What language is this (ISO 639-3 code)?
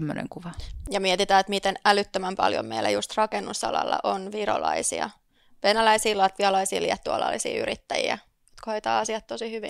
fin